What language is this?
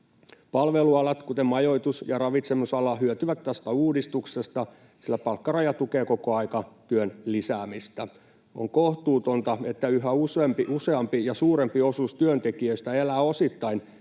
Finnish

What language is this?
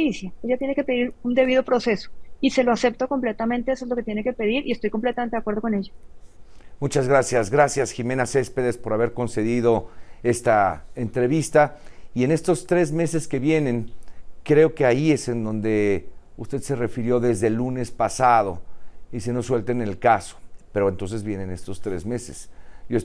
Spanish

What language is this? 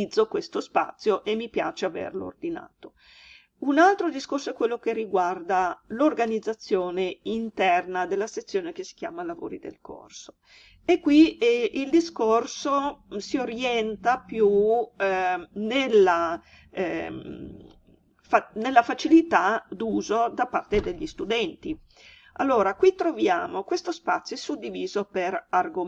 Italian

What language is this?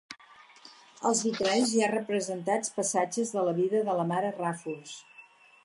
Catalan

